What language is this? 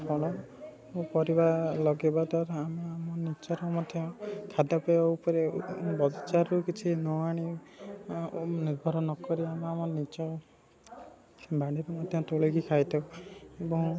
Odia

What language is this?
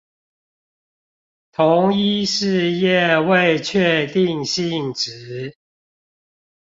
Chinese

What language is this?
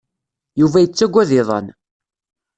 Kabyle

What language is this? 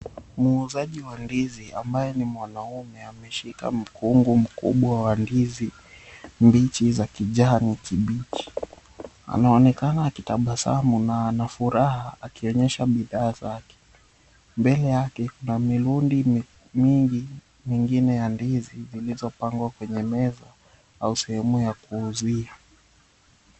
Swahili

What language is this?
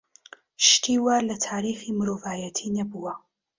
Central Kurdish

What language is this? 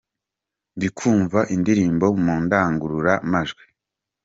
Kinyarwanda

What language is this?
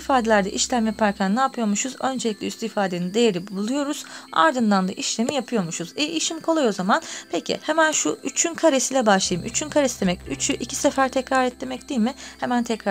Turkish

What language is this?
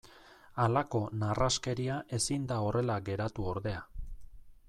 Basque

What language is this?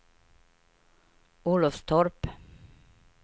Swedish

